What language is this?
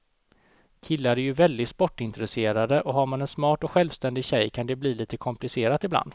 Swedish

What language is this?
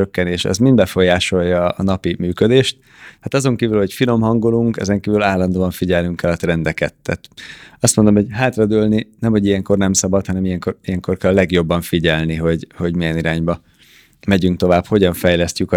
Hungarian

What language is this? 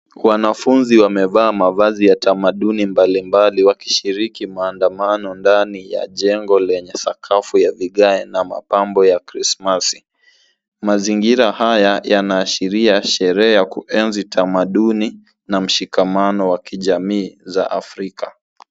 Swahili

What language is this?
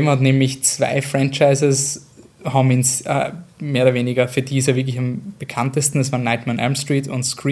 German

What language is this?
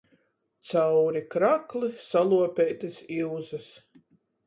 Latgalian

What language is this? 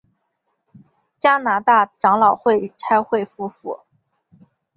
Chinese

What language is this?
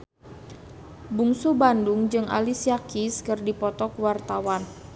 Sundanese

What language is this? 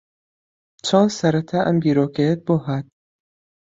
Central Kurdish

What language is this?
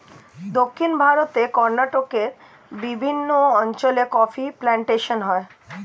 Bangla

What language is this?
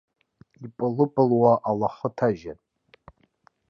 Abkhazian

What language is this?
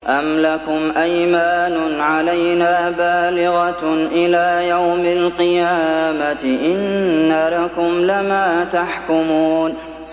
Arabic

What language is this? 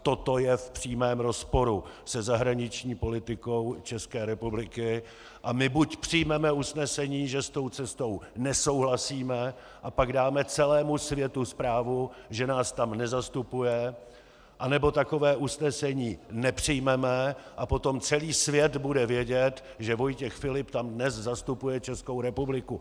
Czech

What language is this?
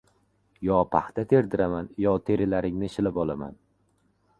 Uzbek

